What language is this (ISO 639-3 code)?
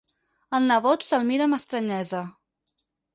cat